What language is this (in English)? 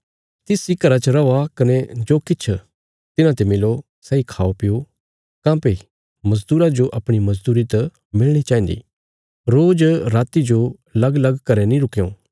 Bilaspuri